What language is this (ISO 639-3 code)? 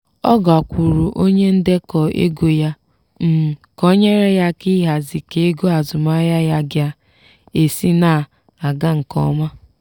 ibo